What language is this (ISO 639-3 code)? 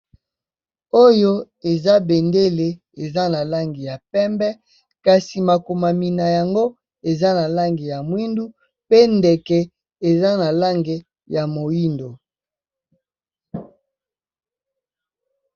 lin